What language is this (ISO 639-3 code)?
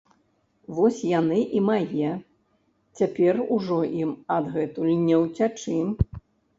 bel